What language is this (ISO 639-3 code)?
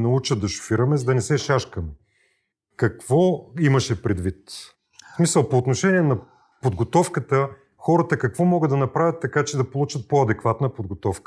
bul